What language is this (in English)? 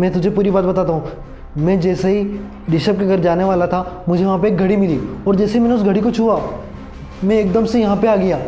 Hindi